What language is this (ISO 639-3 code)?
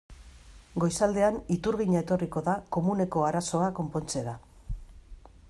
eus